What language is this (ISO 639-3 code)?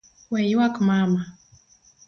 luo